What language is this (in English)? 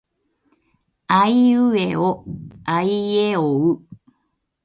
Japanese